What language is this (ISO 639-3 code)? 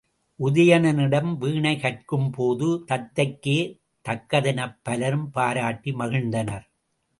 tam